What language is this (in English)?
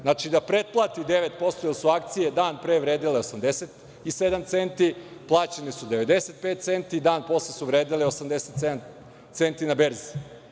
Serbian